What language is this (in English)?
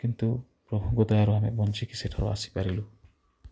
Odia